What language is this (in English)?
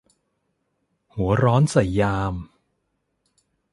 Thai